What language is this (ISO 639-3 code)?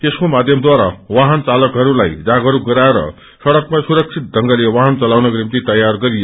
nep